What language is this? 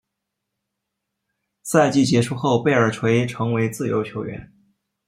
Chinese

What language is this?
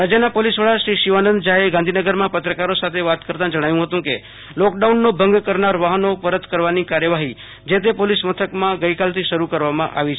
Gujarati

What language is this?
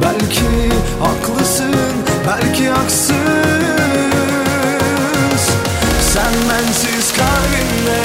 Turkish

